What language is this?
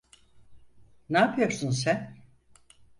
Turkish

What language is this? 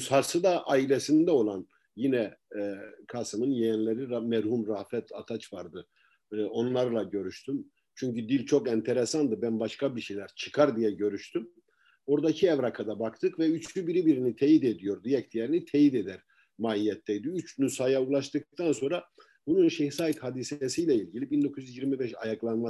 Turkish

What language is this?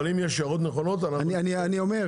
Hebrew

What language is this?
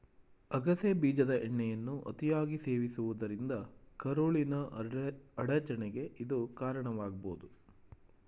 Kannada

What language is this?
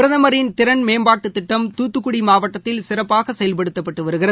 Tamil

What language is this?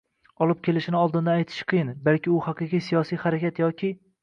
Uzbek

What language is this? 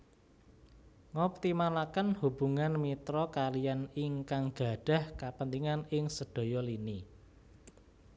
Javanese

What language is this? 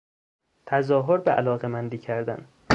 Persian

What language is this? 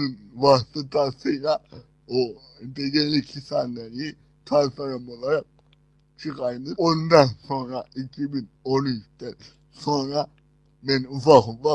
Turkish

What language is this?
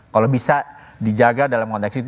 Indonesian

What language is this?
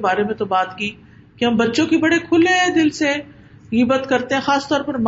Urdu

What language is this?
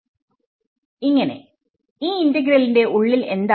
Malayalam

